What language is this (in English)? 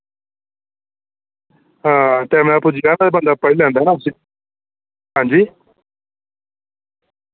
Dogri